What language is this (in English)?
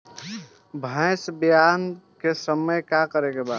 Bhojpuri